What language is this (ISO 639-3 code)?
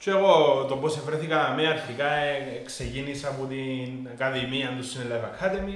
ell